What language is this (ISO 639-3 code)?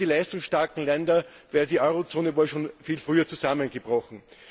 deu